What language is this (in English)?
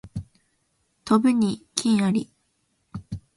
Japanese